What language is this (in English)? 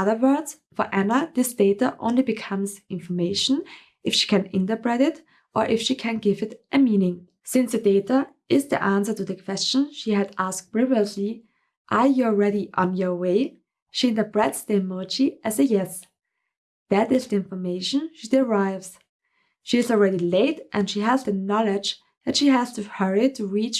English